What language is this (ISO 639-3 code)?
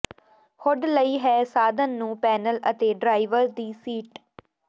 pan